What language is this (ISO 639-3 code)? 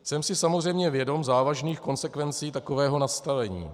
ces